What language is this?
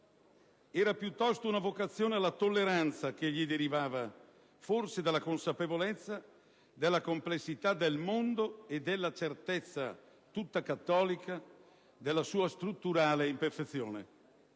Italian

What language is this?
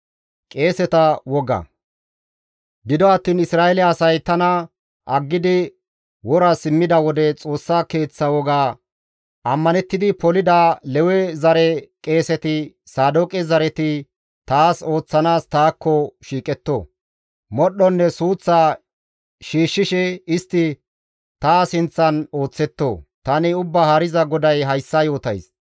Gamo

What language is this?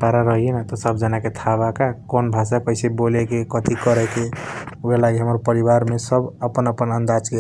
Kochila Tharu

